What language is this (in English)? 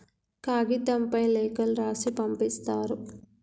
Telugu